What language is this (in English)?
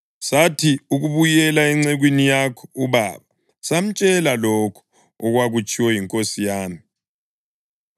North Ndebele